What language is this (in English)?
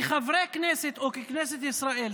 Hebrew